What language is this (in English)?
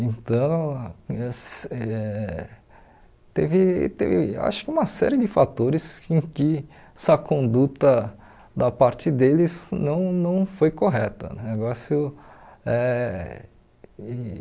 Portuguese